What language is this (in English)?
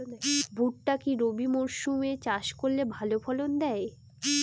Bangla